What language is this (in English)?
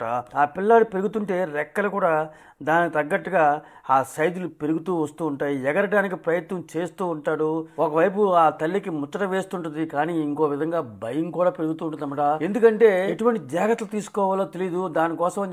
Telugu